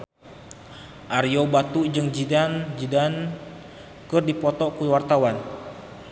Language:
Sundanese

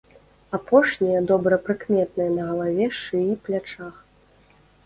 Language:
Belarusian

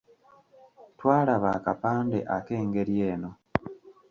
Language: Ganda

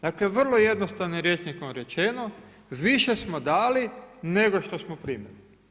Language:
Croatian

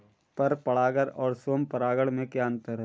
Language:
Hindi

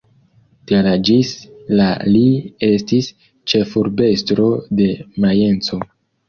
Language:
Esperanto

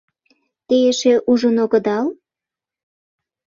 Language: Mari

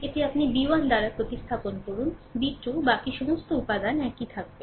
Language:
Bangla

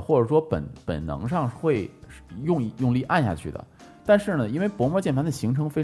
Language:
Chinese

